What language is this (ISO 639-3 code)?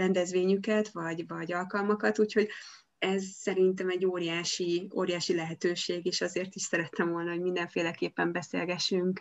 hun